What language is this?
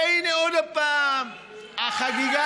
Hebrew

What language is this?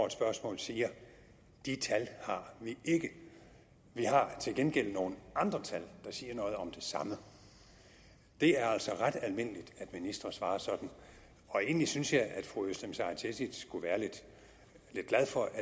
Danish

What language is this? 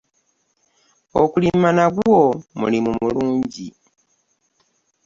Ganda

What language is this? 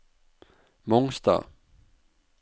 Norwegian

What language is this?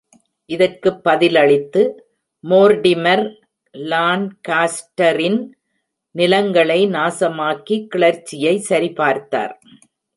Tamil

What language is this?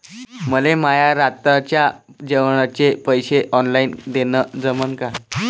Marathi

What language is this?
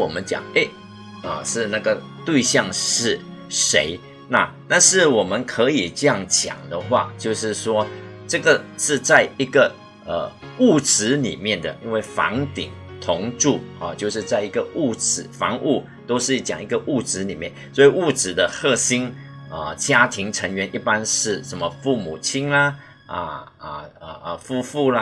Chinese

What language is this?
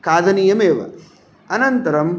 Sanskrit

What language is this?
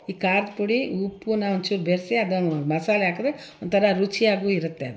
Kannada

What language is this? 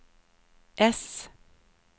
Swedish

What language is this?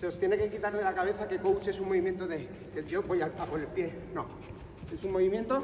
Spanish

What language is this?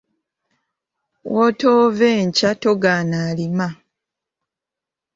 Ganda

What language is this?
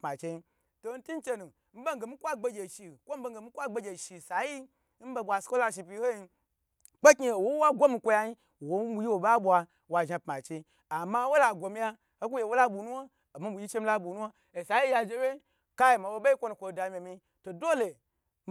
Gbagyi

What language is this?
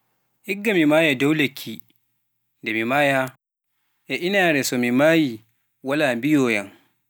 Pular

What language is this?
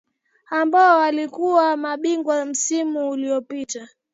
Swahili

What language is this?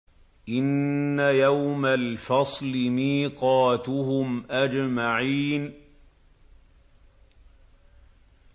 Arabic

